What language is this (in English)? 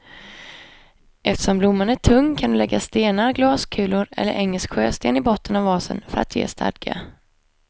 Swedish